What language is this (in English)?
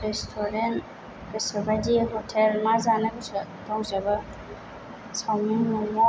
Bodo